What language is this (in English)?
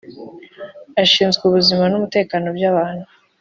Kinyarwanda